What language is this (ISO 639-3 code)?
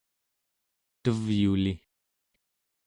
esu